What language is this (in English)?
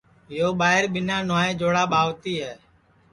Sansi